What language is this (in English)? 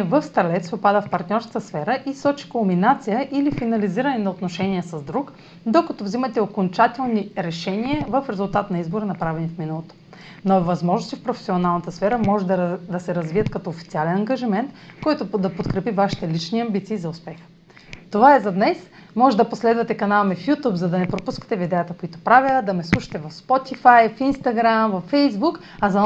Bulgarian